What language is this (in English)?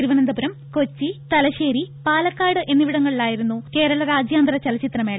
Malayalam